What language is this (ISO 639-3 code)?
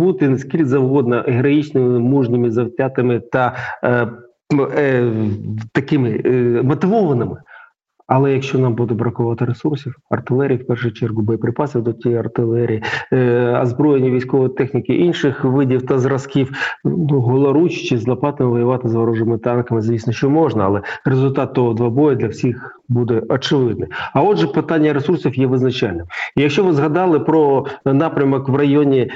ukr